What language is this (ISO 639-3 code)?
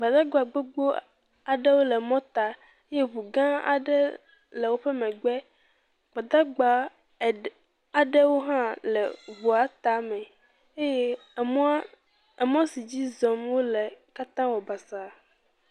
ewe